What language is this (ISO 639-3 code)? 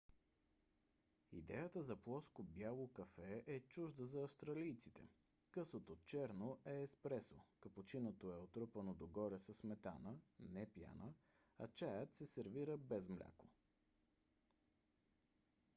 bul